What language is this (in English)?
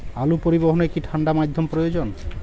Bangla